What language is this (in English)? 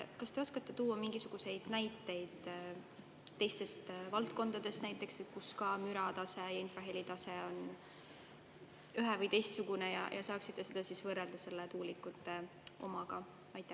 Estonian